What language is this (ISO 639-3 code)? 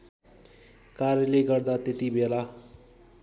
nep